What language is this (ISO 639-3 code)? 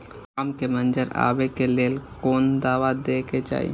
mai